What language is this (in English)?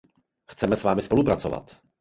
Czech